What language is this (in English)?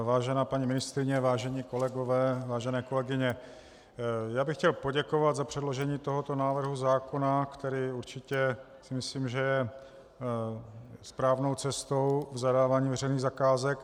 Czech